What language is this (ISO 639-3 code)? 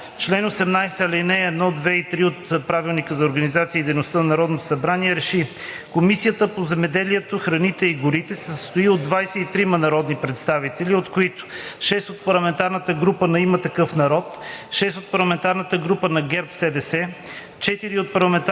bul